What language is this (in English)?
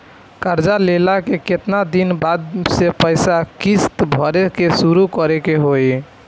Bhojpuri